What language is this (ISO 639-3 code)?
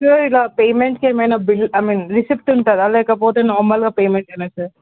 tel